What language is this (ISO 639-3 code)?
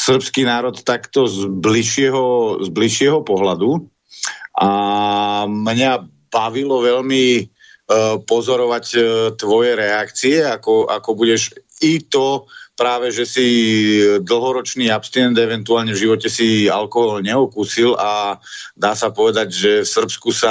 slk